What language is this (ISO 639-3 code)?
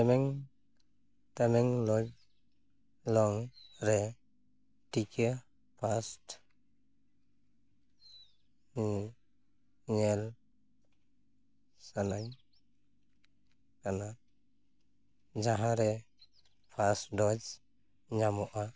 sat